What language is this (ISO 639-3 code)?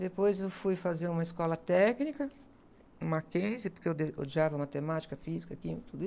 por